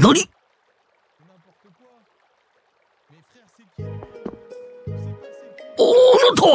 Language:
Japanese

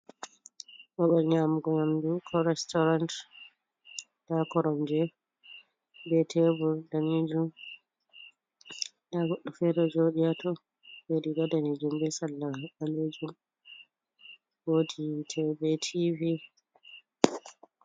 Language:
Fula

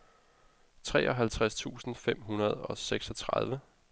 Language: Danish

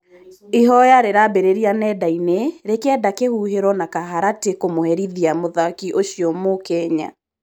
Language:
Kikuyu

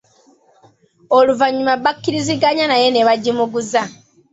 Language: Ganda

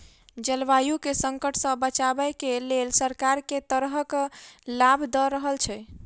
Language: Maithili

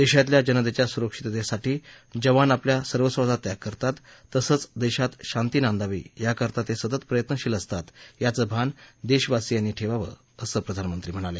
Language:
Marathi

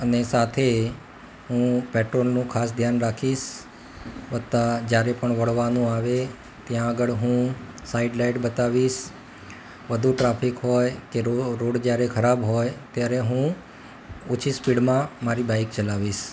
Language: Gujarati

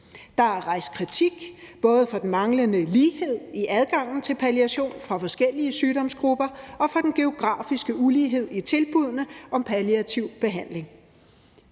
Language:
Danish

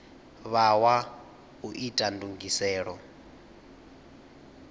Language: Venda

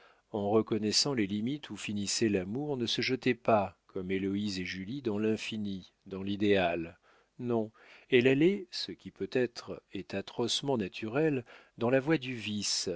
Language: French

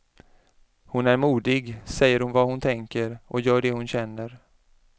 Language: Swedish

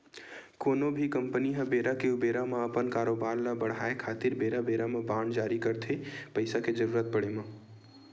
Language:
Chhattisgarhi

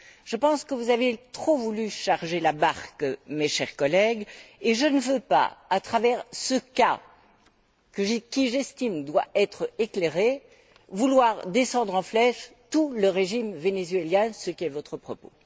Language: French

